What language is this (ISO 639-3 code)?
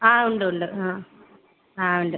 mal